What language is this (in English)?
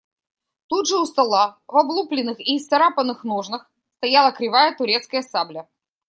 Russian